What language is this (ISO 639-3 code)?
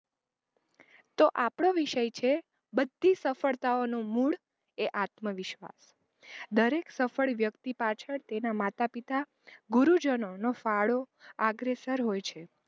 guj